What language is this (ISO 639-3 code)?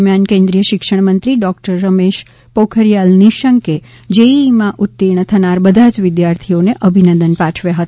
guj